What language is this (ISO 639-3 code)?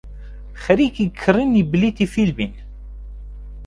ckb